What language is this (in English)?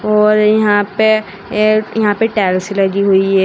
Hindi